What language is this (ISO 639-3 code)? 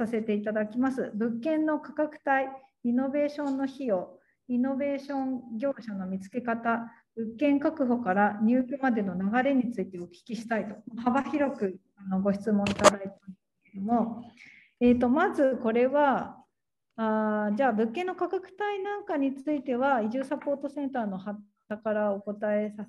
jpn